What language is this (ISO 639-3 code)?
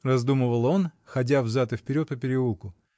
rus